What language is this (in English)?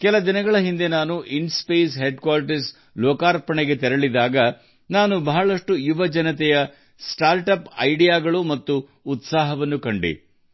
Kannada